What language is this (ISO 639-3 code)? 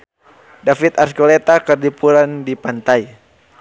sun